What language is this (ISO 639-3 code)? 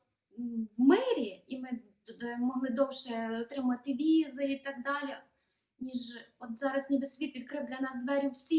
ukr